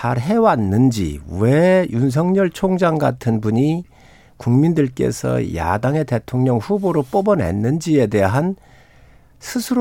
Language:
Korean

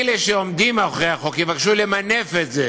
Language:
Hebrew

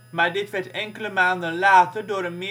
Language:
Dutch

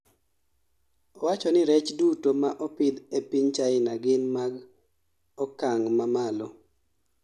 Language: Luo (Kenya and Tanzania)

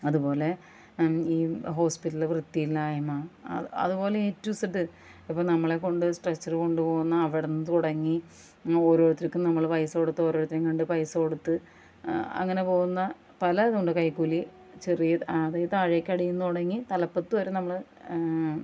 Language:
Malayalam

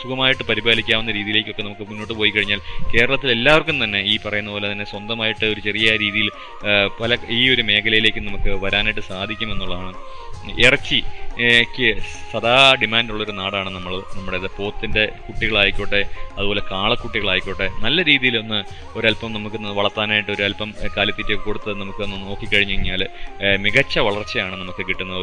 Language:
Malayalam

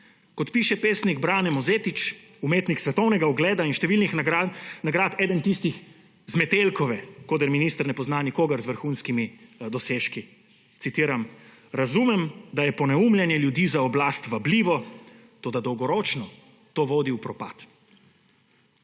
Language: Slovenian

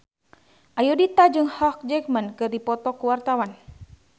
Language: Sundanese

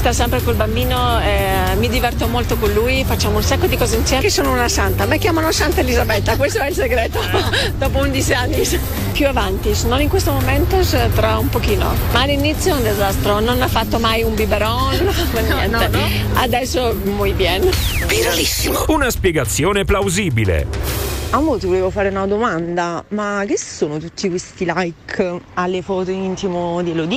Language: Italian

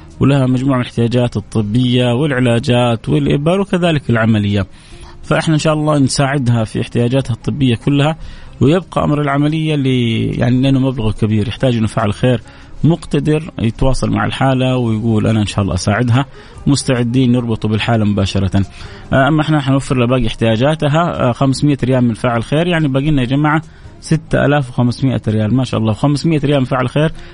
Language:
Arabic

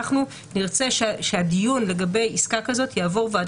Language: Hebrew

